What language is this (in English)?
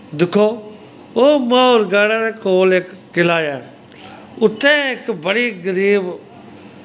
Dogri